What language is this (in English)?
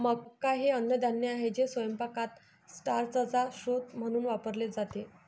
Marathi